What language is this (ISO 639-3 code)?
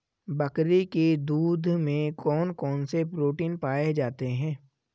hin